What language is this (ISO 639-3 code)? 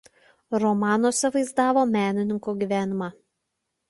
lit